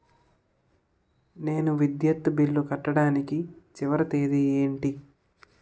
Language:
Telugu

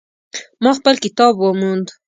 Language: Pashto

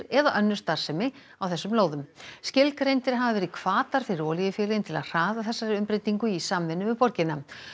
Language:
Icelandic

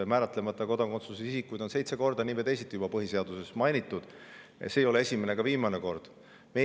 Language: Estonian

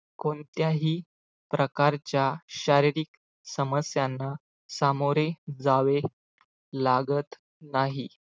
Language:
Marathi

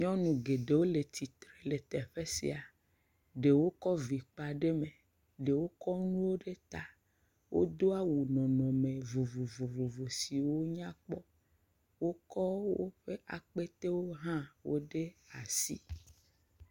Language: Ewe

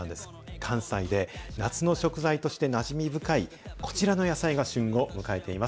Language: Japanese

